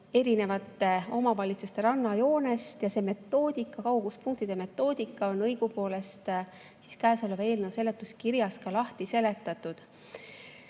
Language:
Estonian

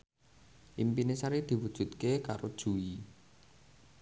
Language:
Javanese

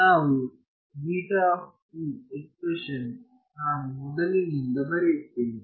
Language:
Kannada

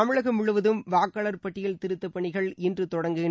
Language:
Tamil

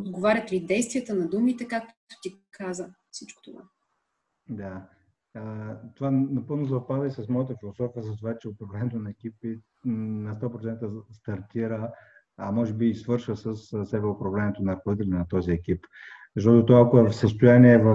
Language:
Bulgarian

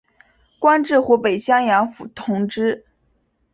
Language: Chinese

